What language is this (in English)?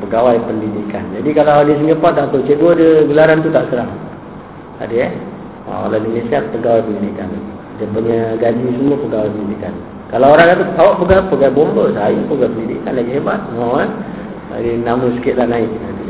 Malay